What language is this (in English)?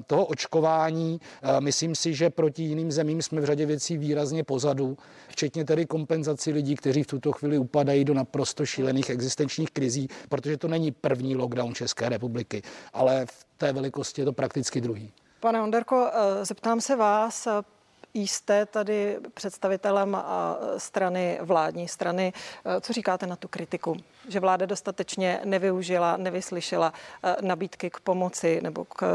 Czech